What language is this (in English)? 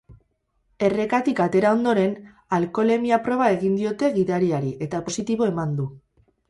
Basque